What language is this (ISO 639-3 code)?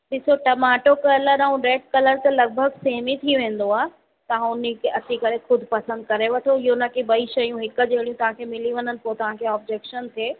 snd